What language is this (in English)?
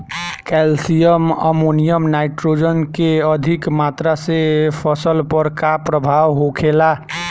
Bhojpuri